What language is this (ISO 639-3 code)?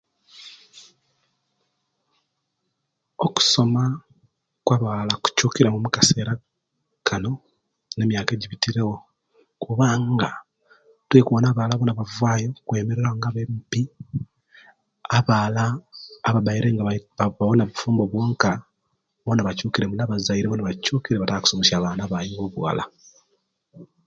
lke